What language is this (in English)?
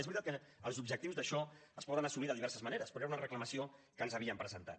Catalan